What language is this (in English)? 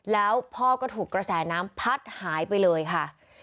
Thai